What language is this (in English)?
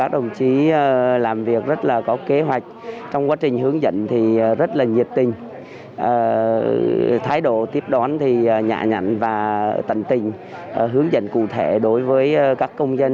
Vietnamese